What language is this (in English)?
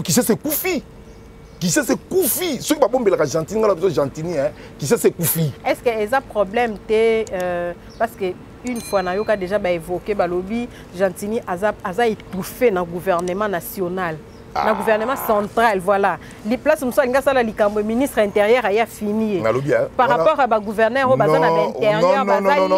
French